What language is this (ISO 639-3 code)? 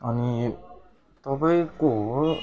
nep